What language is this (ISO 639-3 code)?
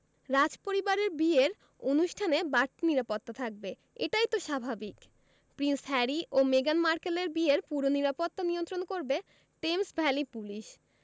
ben